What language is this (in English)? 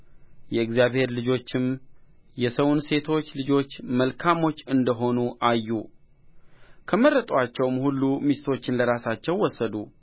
Amharic